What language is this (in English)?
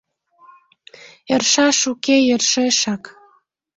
Mari